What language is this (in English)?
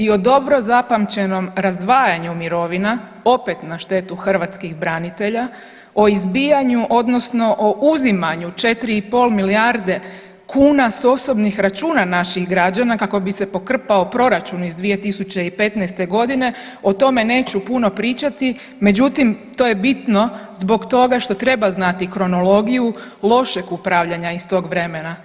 Croatian